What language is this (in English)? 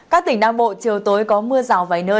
Vietnamese